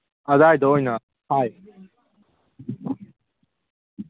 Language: Manipuri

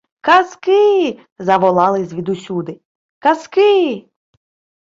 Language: Ukrainian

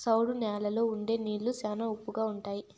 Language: Telugu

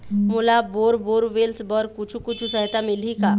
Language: Chhattisgarhi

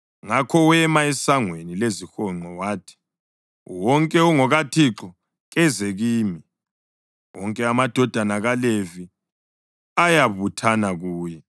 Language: North Ndebele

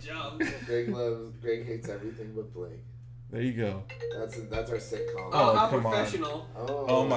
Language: English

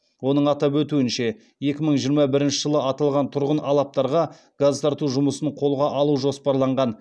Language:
Kazakh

